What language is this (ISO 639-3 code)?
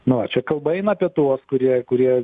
lit